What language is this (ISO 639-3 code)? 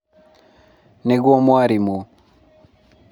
kik